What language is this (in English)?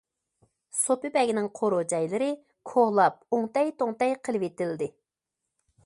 Uyghur